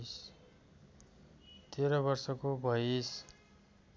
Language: Nepali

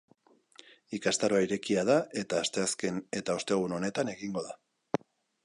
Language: Basque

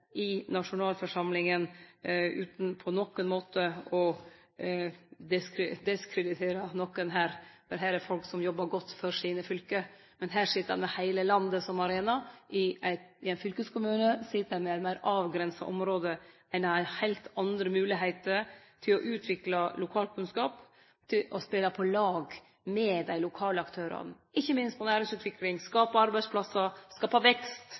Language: Norwegian Nynorsk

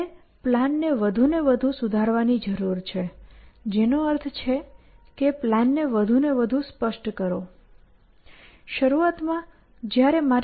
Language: Gujarati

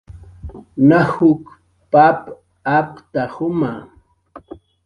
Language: Jaqaru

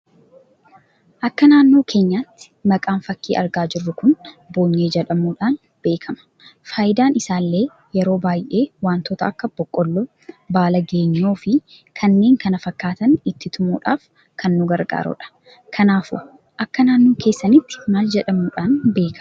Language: Oromo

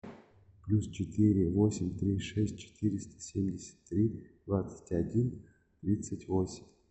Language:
Russian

